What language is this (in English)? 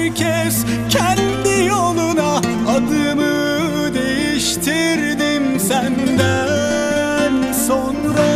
Turkish